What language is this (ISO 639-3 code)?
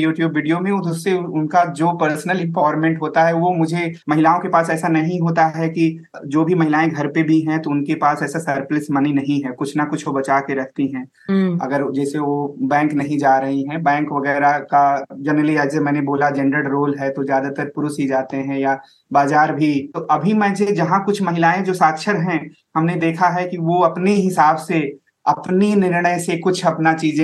hin